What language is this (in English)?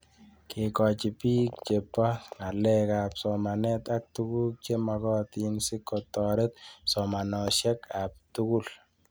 Kalenjin